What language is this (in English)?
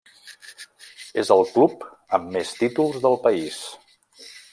Catalan